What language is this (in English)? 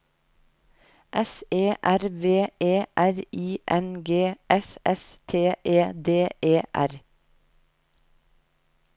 Norwegian